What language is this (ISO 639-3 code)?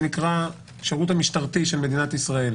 heb